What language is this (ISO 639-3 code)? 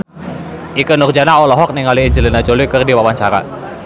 sun